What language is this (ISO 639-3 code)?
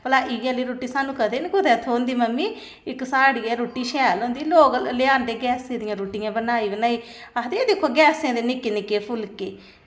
doi